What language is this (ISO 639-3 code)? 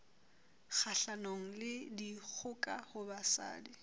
sot